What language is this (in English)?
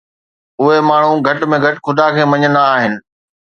Sindhi